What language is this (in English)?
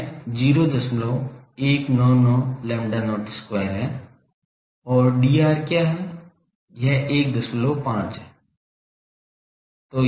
Hindi